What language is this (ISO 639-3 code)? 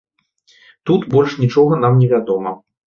bel